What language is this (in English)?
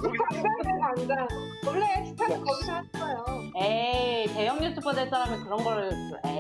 Korean